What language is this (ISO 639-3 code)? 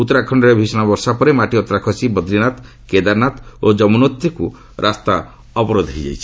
ori